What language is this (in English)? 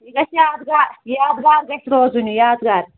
Kashmiri